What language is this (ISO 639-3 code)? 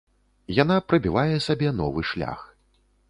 bel